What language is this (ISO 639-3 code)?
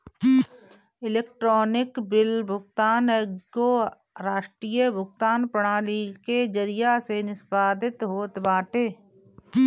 bho